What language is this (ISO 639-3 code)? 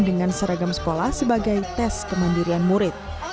ind